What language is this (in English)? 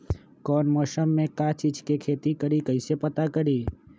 Magahi